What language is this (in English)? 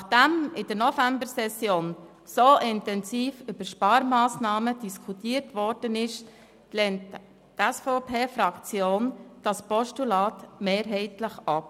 Swiss German